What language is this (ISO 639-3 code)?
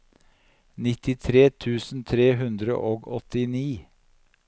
nor